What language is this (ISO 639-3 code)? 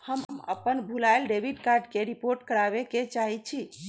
mag